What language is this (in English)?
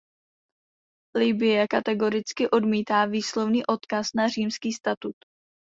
Czech